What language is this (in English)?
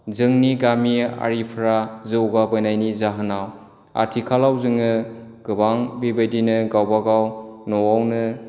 Bodo